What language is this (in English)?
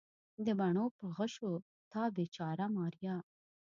Pashto